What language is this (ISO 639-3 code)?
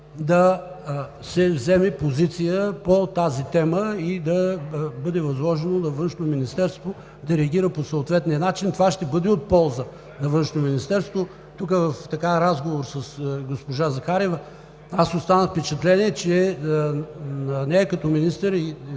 bul